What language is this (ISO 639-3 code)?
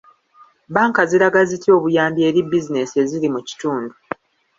lug